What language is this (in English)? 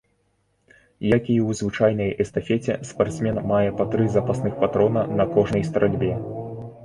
Belarusian